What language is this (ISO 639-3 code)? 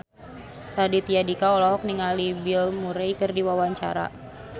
sun